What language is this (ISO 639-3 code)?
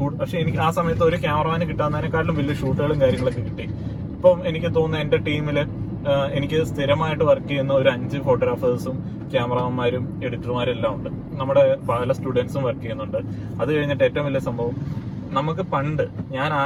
mal